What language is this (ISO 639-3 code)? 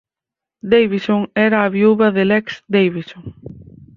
glg